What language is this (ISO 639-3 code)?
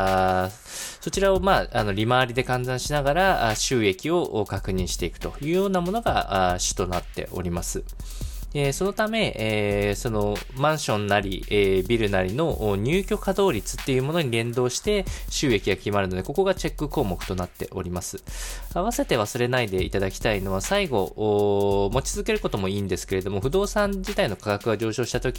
jpn